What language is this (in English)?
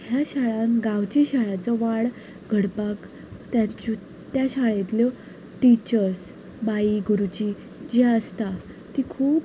Konkani